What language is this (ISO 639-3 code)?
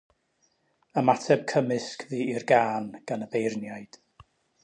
cym